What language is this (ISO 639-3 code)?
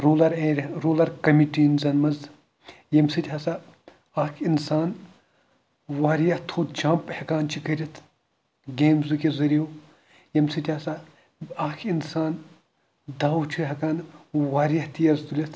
kas